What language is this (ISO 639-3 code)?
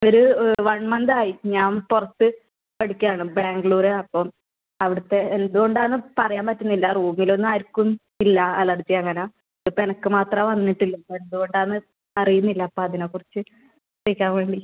mal